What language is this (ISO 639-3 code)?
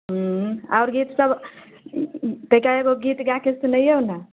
mai